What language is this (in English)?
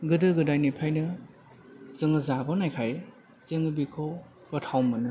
Bodo